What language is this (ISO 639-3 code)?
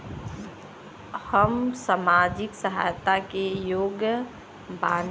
bho